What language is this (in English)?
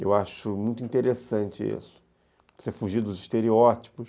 Portuguese